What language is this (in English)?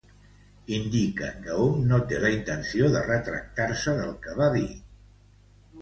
Catalan